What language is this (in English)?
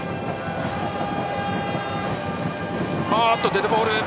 Japanese